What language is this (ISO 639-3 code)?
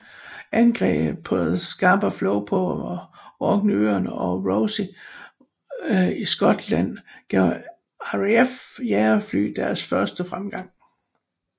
dan